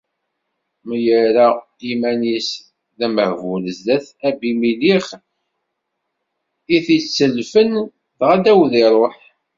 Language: Kabyle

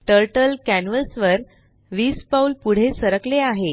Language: Marathi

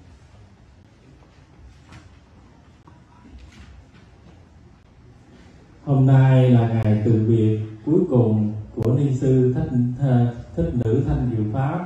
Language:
Vietnamese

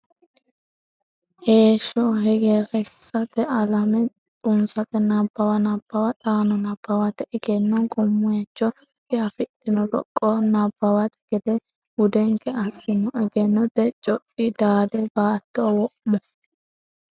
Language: Sidamo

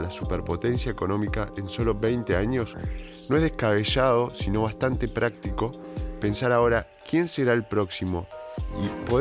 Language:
Spanish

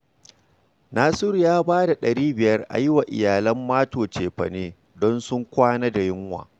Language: Hausa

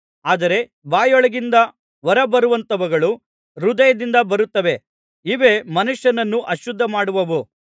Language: Kannada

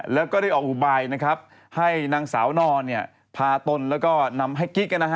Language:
Thai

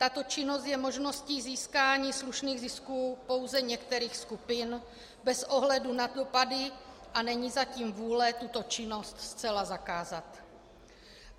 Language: Czech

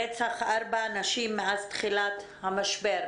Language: Hebrew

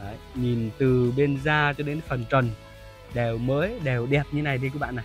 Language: Vietnamese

